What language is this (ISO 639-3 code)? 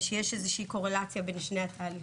heb